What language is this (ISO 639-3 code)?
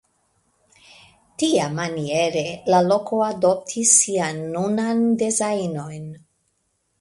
epo